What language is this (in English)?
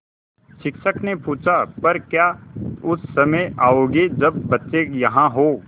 Hindi